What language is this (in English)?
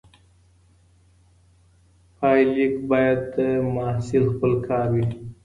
Pashto